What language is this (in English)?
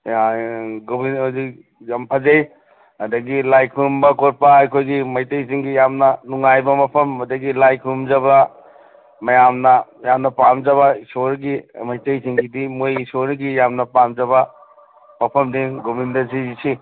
Manipuri